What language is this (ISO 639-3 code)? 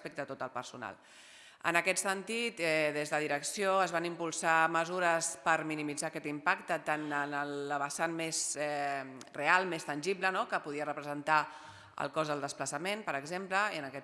cat